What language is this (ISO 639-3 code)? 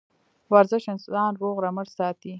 pus